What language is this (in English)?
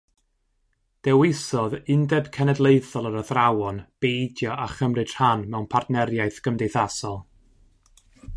Welsh